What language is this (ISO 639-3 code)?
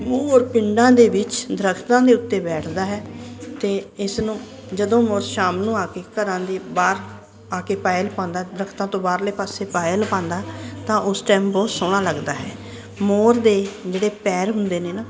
pan